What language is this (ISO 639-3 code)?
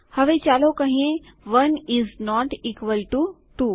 guj